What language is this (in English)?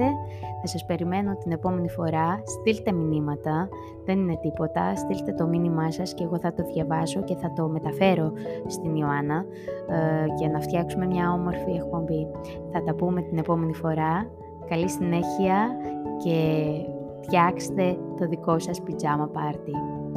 Greek